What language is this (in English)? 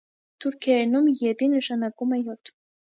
Armenian